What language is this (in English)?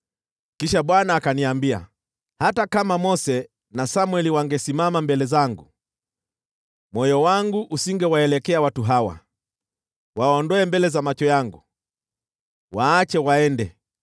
Swahili